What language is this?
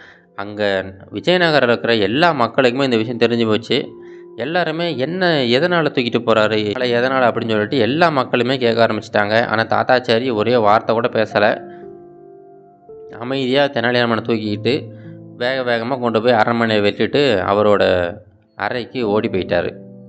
Tamil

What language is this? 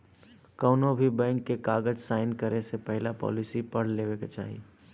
Bhojpuri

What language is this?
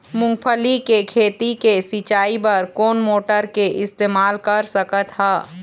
Chhattisgarhi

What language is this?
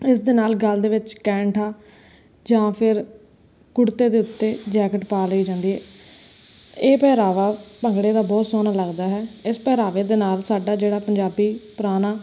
Punjabi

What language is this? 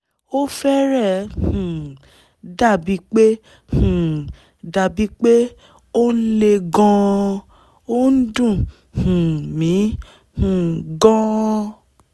Yoruba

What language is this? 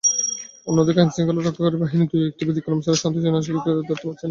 Bangla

